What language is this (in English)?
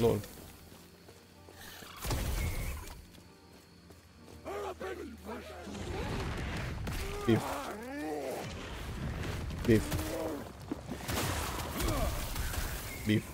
Romanian